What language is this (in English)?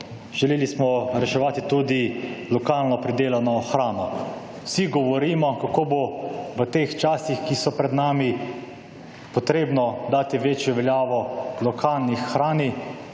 Slovenian